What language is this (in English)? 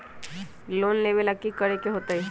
Magahi